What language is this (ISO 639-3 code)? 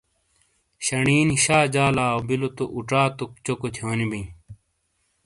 scl